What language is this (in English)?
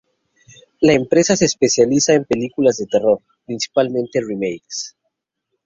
Spanish